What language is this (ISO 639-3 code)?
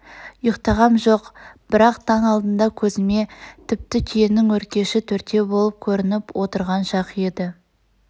kaz